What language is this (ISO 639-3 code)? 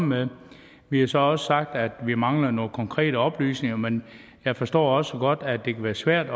dan